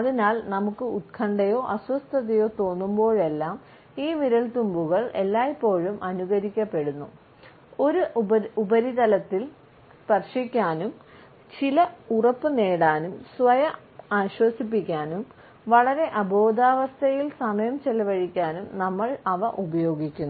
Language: Malayalam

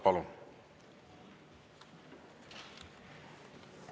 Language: Estonian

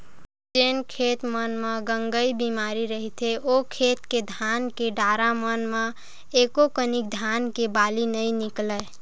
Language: Chhattisgarhi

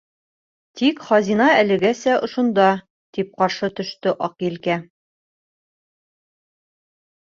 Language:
Bashkir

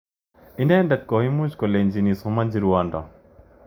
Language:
Kalenjin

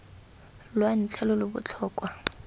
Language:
Tswana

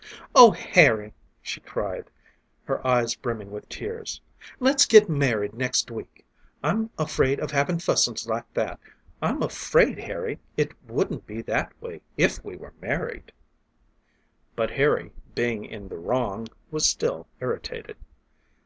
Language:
English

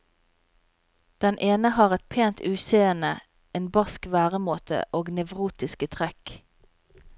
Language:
Norwegian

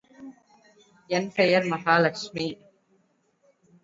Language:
Tamil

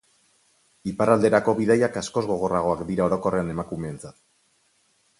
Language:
Basque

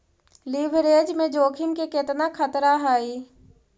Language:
Magahi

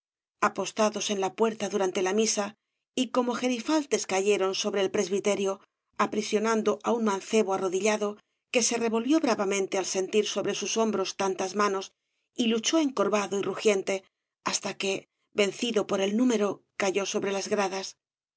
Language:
Spanish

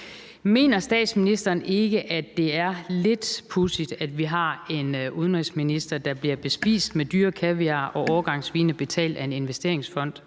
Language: Danish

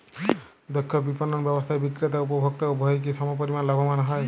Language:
Bangla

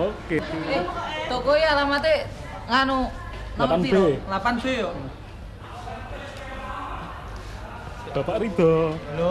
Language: Indonesian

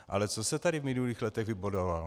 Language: Czech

